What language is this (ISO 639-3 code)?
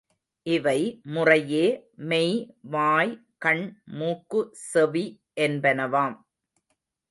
tam